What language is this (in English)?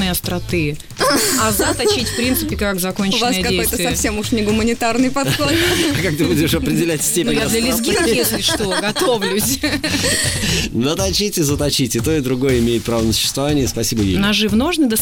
Russian